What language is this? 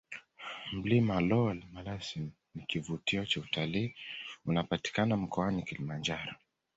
Swahili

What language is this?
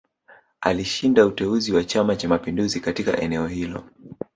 Swahili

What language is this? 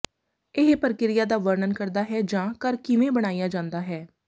Punjabi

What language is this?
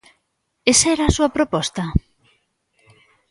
Galician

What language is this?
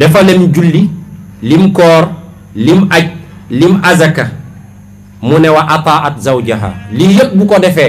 Indonesian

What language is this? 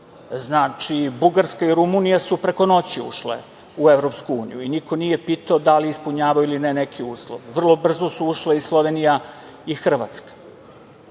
Serbian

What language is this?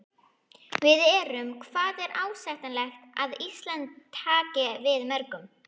Icelandic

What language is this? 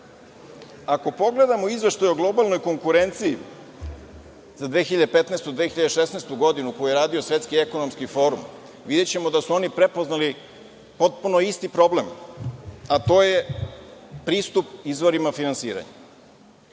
Serbian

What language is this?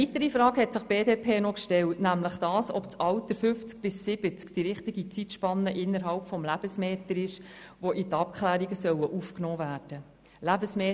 Swiss German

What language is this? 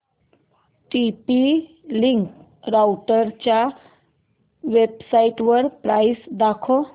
Marathi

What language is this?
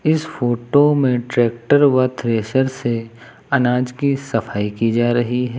Hindi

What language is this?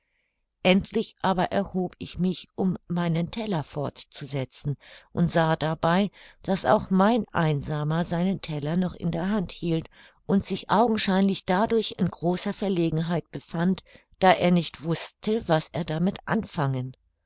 German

